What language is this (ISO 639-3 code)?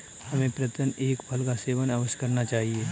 hin